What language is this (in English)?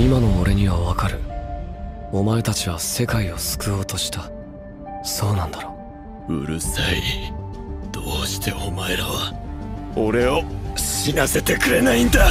Japanese